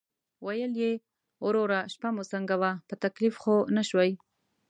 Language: Pashto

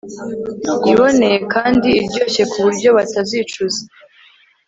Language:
Kinyarwanda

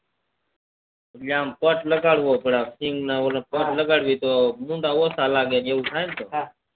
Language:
Gujarati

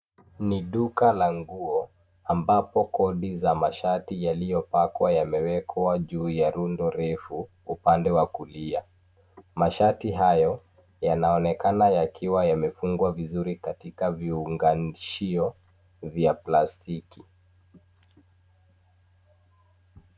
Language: Swahili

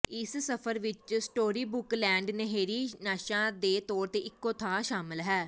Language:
Punjabi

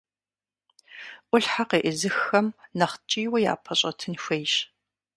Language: Kabardian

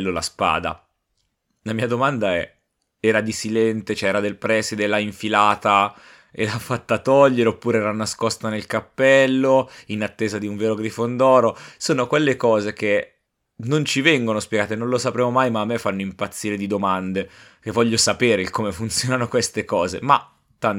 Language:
Italian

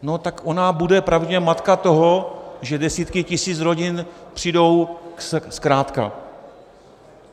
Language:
Czech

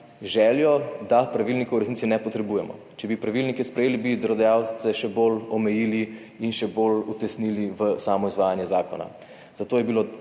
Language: Slovenian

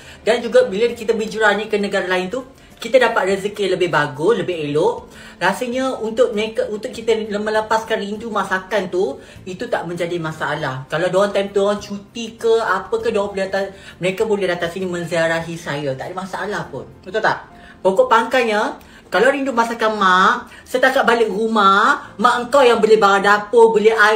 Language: Malay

